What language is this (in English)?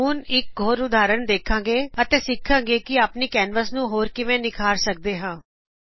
Punjabi